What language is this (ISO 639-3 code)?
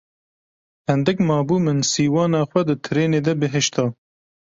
kur